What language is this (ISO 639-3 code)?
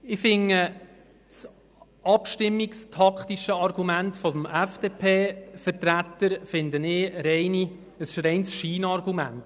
gsw